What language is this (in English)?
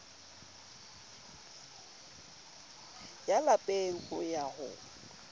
Southern Sotho